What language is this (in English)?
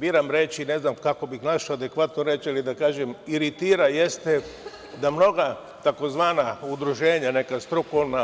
Serbian